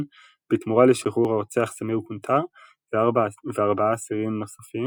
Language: Hebrew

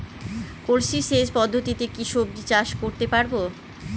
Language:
Bangla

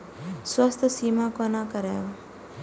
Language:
Maithili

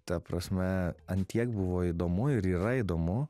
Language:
Lithuanian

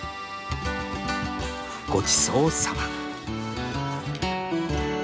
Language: Japanese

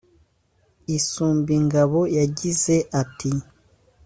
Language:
Kinyarwanda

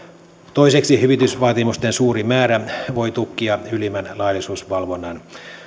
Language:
Finnish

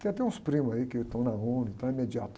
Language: Portuguese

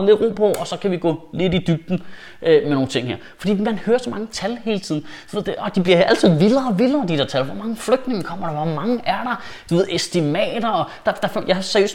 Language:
Danish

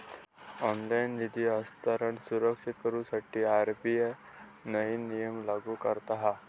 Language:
Marathi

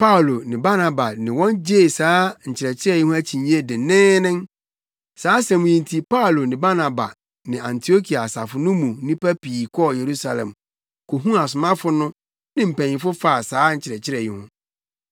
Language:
Akan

